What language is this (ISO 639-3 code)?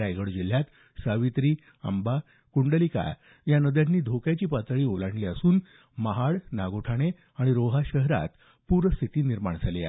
mar